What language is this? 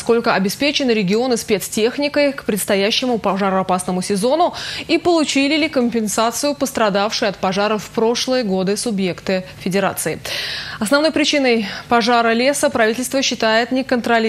Russian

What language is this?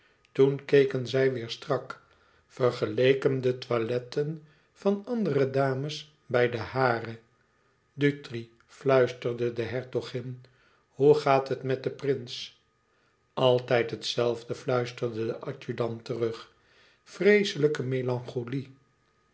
Dutch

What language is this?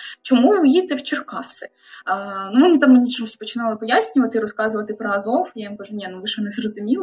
Ukrainian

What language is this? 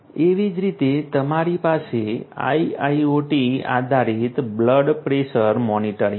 Gujarati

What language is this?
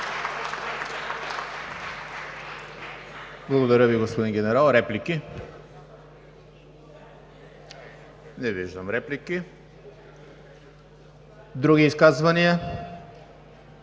Bulgarian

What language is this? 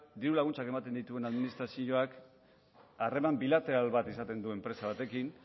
Basque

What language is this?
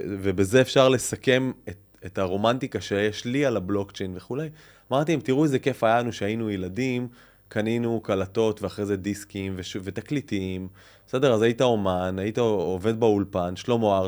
Hebrew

